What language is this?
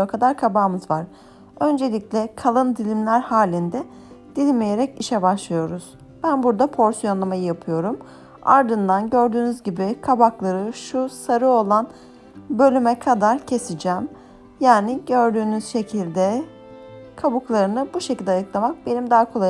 Turkish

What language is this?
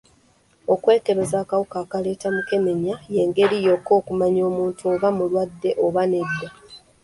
Ganda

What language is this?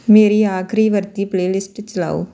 Punjabi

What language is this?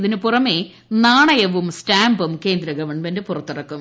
Malayalam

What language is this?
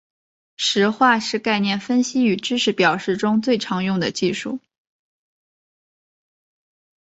Chinese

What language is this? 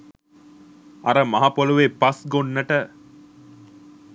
Sinhala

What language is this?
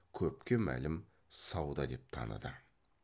Kazakh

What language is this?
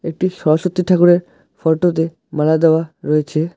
Bangla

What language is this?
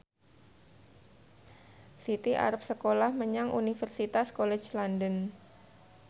Javanese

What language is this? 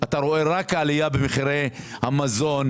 Hebrew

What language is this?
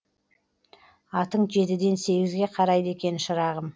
Kazakh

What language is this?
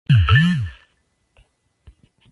Spanish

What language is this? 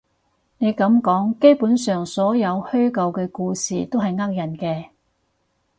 Cantonese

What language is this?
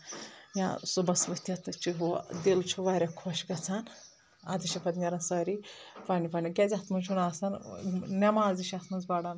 Kashmiri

